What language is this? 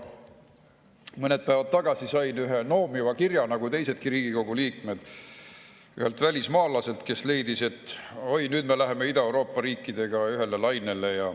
Estonian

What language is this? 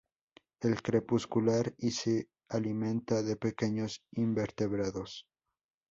Spanish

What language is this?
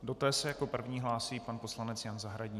Czech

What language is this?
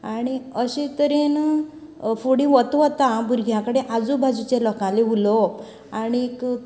Konkani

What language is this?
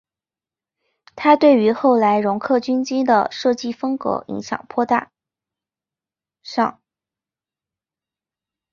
Chinese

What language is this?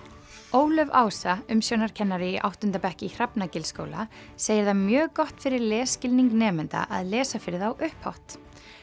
Icelandic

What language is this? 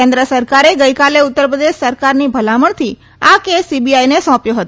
Gujarati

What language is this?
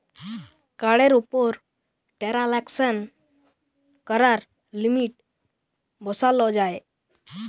Bangla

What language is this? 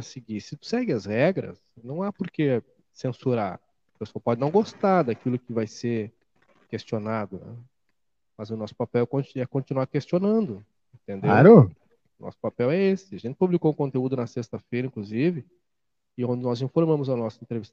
Portuguese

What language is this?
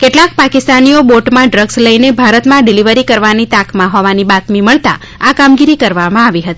Gujarati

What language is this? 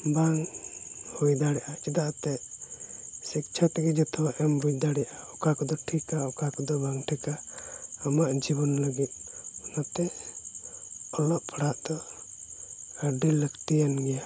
Santali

